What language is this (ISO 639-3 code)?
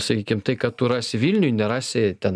lit